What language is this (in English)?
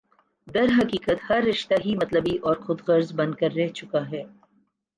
Urdu